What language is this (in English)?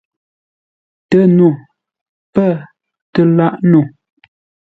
Ngombale